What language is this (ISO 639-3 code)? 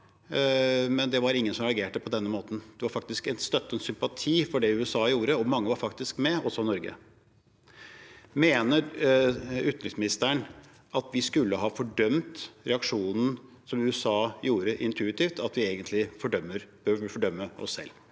nor